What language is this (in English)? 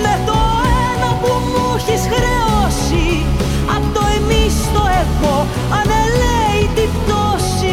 Greek